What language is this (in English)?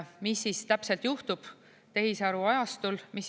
Estonian